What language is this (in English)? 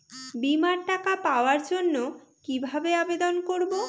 Bangla